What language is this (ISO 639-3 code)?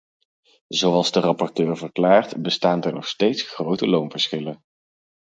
nld